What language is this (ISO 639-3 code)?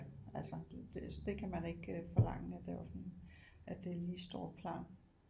dan